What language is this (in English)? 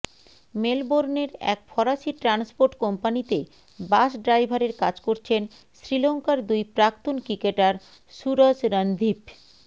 Bangla